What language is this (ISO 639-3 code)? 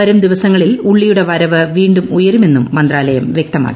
mal